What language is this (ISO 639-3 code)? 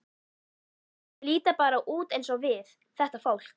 isl